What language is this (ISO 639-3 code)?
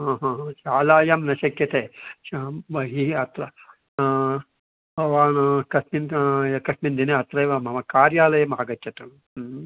san